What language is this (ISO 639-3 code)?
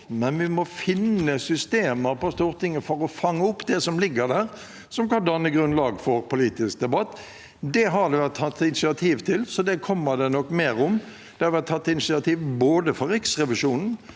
nor